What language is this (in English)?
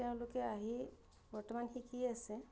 Assamese